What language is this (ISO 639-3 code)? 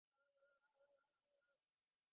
ben